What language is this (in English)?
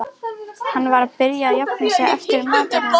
Icelandic